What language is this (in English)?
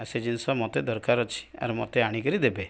Odia